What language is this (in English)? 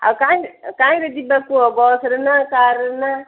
Odia